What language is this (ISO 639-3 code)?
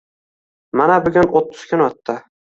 uzb